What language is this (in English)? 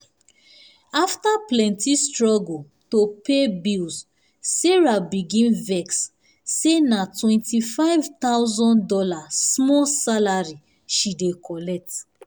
Nigerian Pidgin